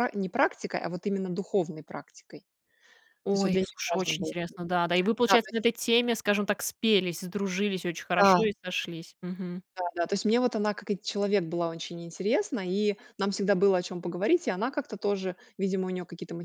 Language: Russian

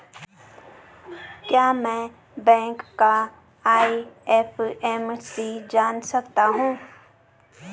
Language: Hindi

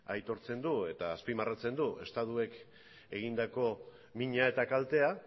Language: Basque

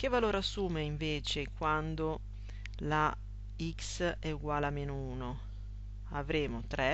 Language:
Italian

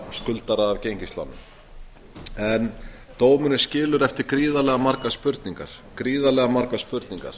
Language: Icelandic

